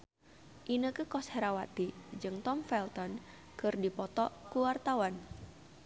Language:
Sundanese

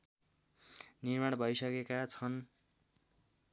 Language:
Nepali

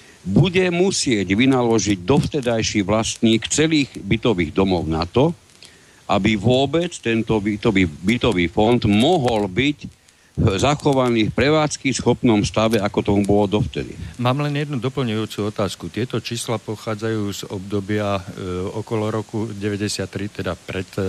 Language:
Slovak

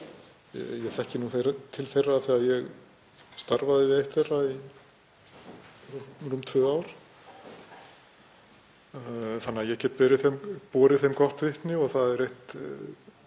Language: Icelandic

